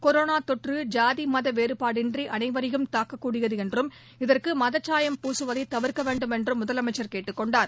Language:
Tamil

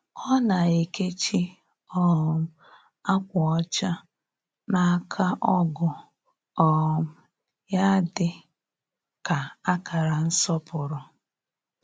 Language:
Igbo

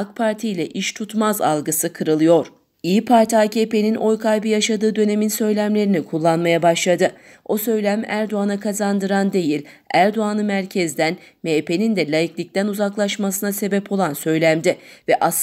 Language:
Turkish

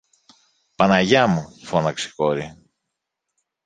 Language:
Greek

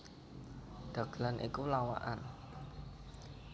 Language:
Javanese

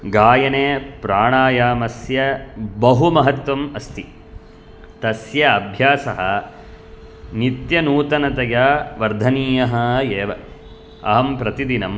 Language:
Sanskrit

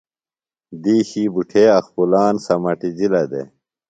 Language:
Phalura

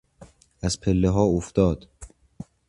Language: Persian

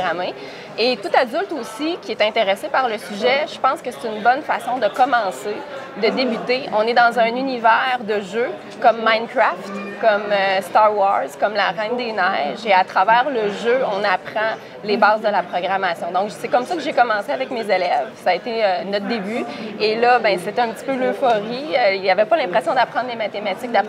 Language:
French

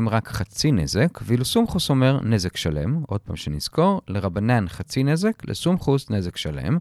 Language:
Hebrew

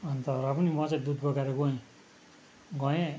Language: Nepali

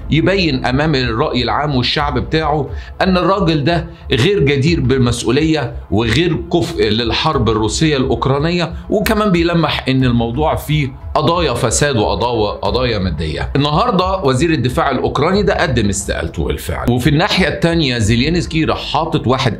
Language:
Arabic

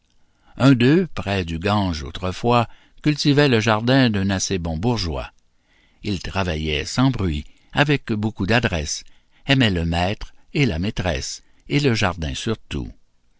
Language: French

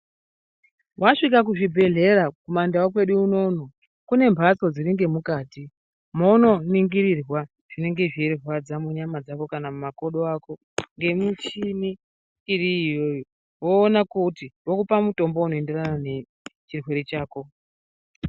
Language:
Ndau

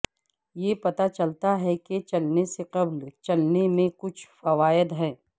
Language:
Urdu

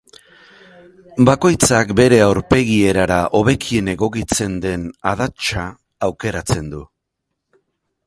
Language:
Basque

